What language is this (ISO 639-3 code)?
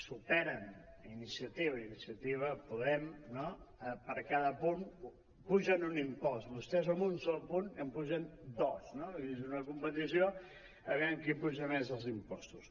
cat